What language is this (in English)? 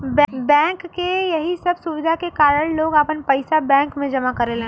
Bhojpuri